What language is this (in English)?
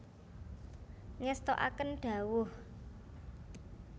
Javanese